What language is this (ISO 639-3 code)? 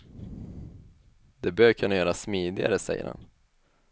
swe